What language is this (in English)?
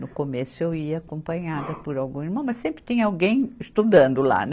Portuguese